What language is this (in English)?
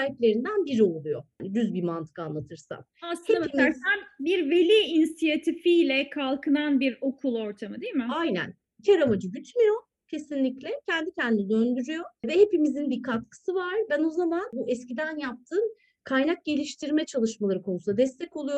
Turkish